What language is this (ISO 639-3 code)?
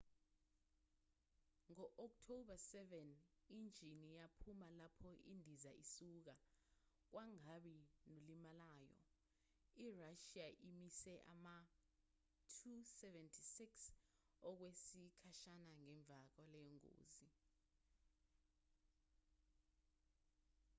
zul